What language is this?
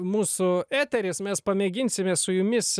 Lithuanian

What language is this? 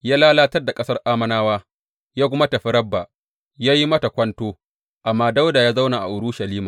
Hausa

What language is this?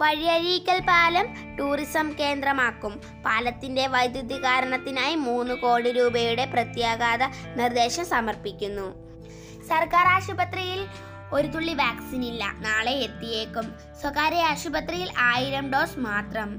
Malayalam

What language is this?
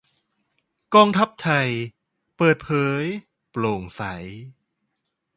Thai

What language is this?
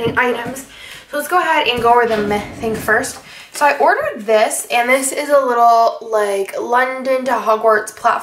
English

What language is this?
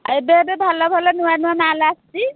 Odia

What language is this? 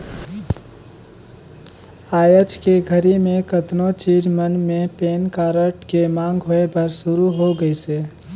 Chhattisgarhi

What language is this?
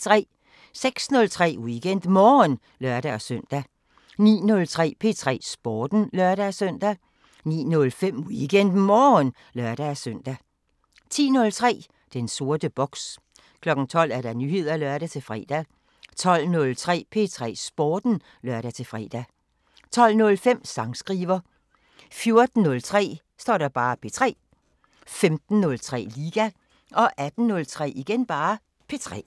Danish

